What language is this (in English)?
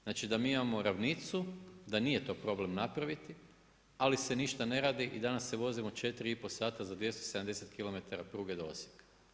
Croatian